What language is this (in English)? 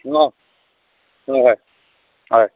Assamese